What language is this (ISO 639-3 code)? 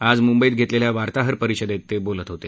mar